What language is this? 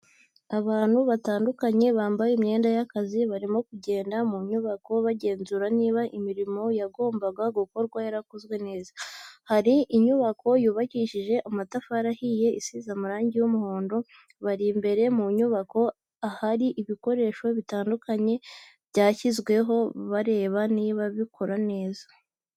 Kinyarwanda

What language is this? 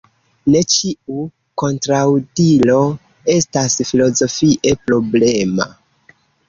Esperanto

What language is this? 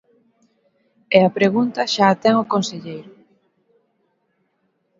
Galician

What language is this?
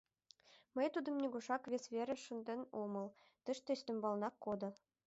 Mari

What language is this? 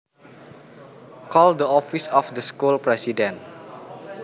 Javanese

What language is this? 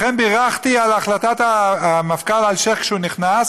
Hebrew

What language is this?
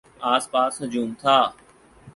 Urdu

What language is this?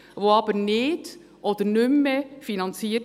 Swiss German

